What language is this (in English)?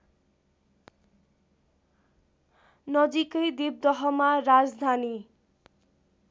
Nepali